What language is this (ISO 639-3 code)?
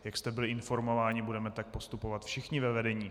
ces